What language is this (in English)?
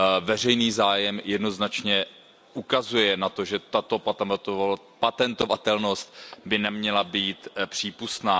Czech